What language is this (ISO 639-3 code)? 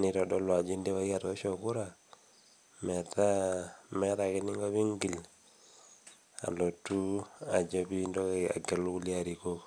mas